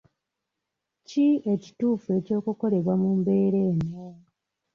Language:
Ganda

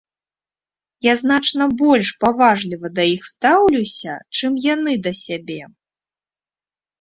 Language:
Belarusian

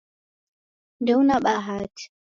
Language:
Taita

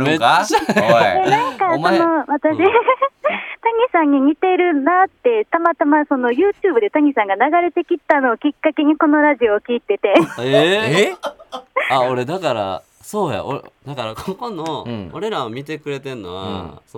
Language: Japanese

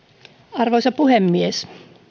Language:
Finnish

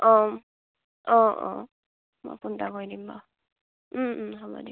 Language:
Assamese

